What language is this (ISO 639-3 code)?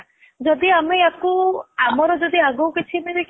ori